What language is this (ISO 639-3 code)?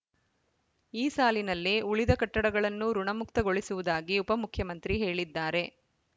kan